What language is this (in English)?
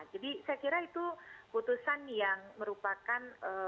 Indonesian